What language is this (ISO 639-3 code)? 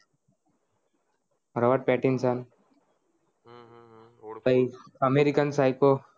guj